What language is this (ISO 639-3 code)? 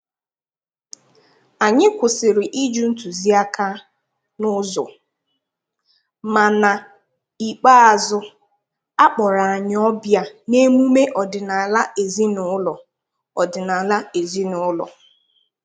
ibo